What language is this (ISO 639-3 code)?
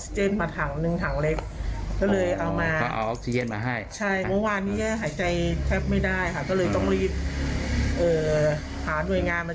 tha